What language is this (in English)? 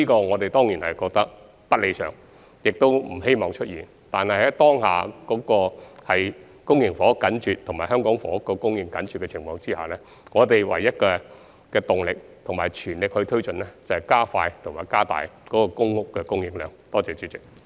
Cantonese